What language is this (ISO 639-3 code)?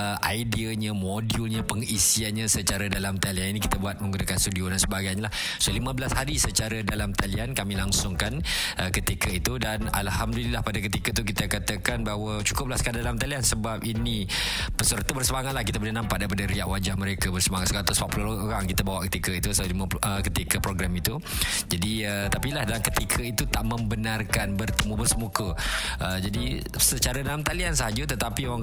msa